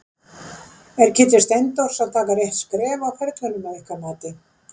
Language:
Icelandic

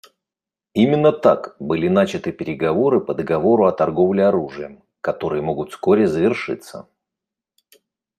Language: Russian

